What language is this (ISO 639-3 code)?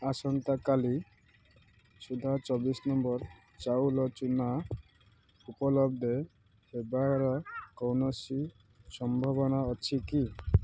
ori